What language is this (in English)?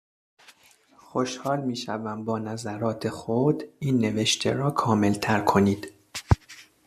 Persian